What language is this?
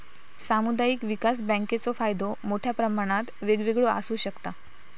Marathi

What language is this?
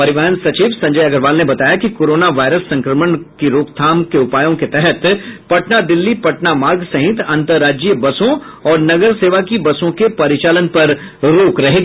Hindi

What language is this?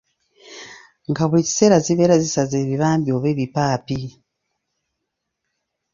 Ganda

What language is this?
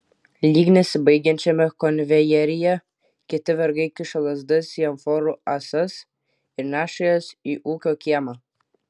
Lithuanian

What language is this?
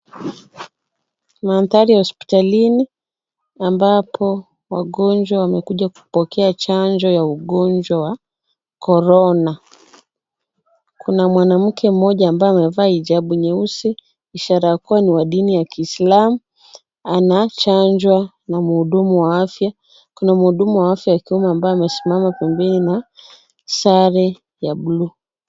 Swahili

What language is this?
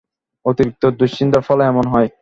Bangla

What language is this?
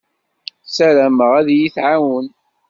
Kabyle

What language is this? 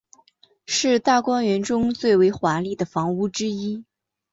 Chinese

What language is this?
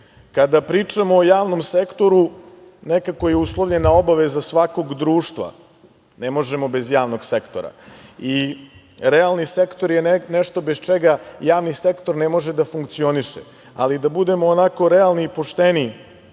Serbian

